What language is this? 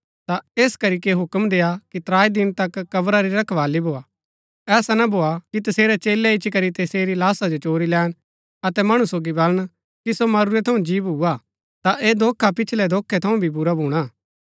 Gaddi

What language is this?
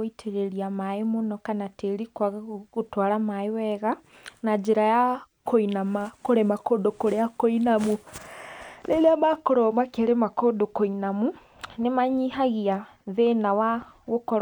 Kikuyu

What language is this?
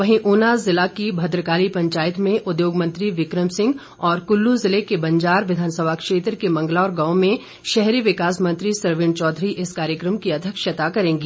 Hindi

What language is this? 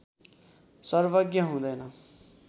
Nepali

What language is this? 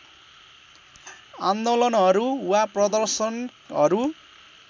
Nepali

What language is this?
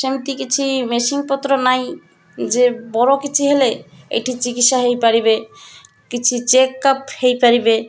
Odia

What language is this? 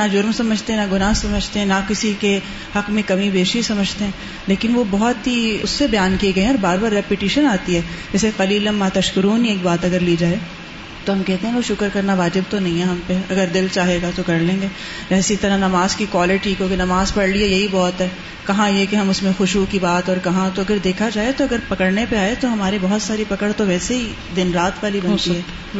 Urdu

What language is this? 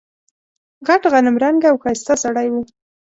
Pashto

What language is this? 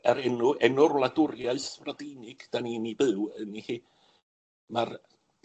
Welsh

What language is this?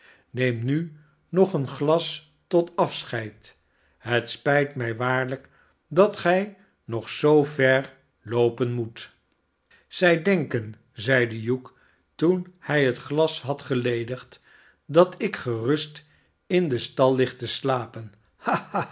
Dutch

